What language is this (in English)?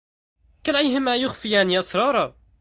Arabic